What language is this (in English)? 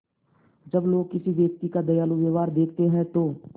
Hindi